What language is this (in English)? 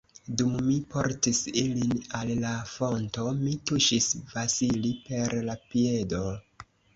Esperanto